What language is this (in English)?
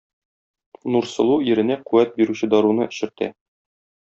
Tatar